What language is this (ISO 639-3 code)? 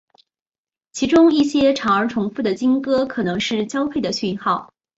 zho